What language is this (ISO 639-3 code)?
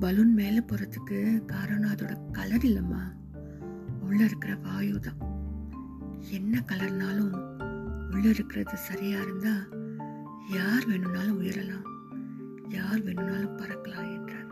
tam